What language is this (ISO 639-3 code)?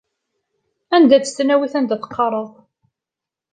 kab